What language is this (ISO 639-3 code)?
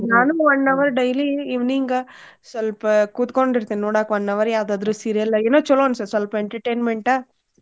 kan